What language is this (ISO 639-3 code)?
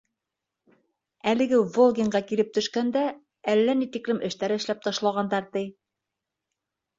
bak